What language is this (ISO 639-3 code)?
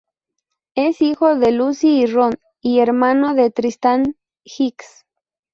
spa